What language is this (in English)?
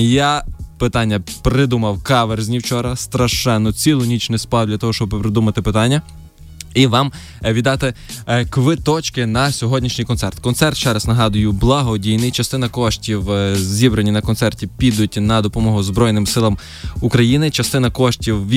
Ukrainian